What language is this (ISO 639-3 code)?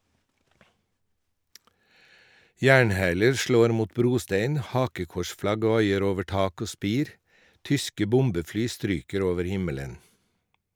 nor